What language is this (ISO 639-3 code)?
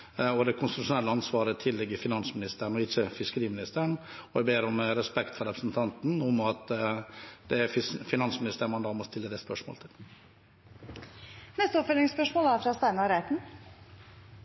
nor